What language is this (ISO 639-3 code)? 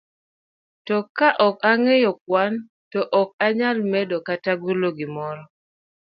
luo